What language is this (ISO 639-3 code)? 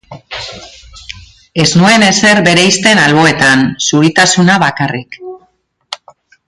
eus